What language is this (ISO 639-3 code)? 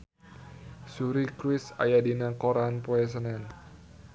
sun